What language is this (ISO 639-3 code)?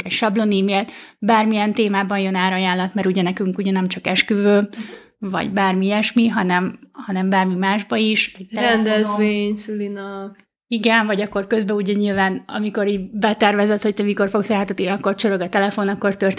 hun